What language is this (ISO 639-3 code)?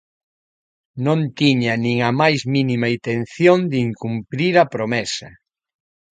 glg